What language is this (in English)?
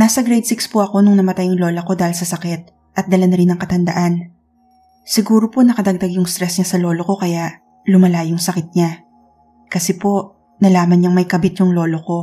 Filipino